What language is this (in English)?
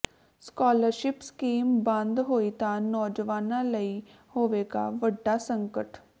Punjabi